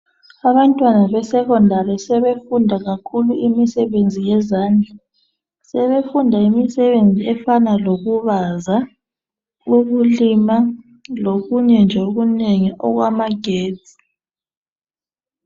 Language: North Ndebele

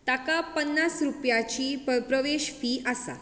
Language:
Konkani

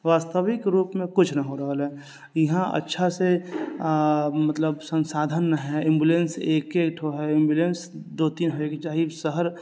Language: Maithili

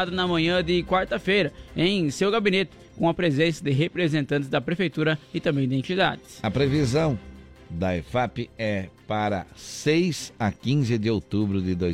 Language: Portuguese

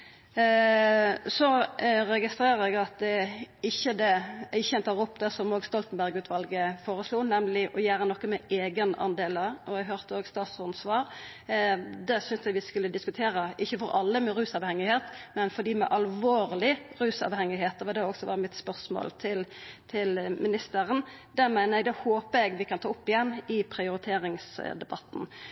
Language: Norwegian Nynorsk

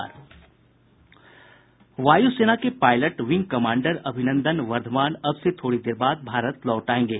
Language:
Hindi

